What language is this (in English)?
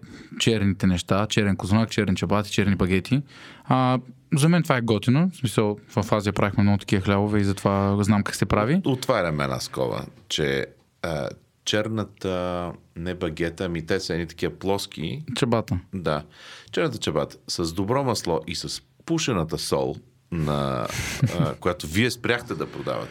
Bulgarian